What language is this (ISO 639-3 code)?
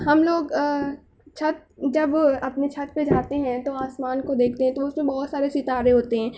urd